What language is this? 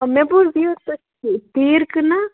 Kashmiri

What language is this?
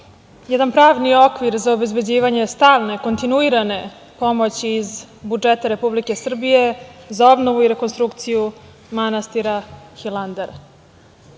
Serbian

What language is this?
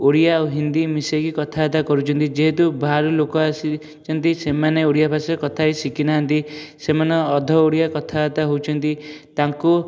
Odia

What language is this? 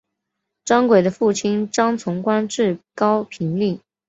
Chinese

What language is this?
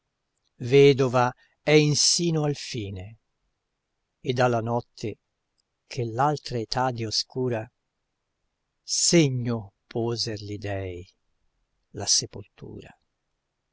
Italian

